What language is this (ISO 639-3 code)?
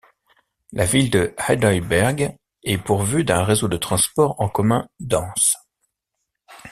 fra